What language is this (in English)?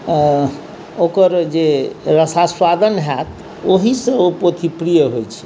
Maithili